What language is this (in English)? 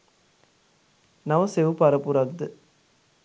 Sinhala